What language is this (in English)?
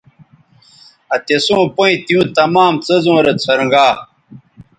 Bateri